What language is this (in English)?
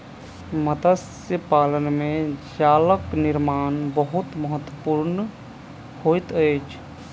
Maithili